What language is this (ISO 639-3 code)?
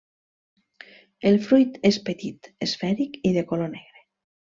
cat